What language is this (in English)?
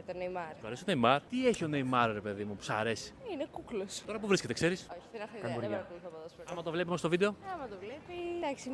Greek